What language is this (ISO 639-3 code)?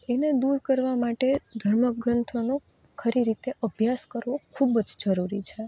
guj